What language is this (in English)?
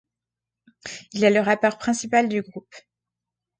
French